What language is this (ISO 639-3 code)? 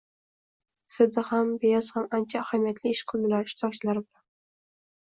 uzb